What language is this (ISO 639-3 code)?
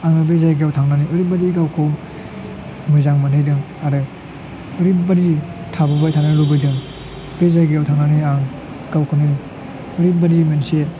brx